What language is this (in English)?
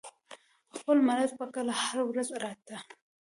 Pashto